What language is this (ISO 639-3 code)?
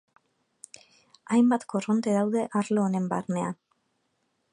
eus